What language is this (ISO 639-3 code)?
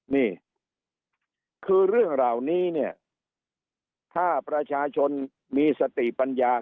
tha